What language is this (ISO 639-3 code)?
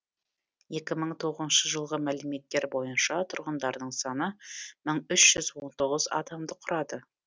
kaz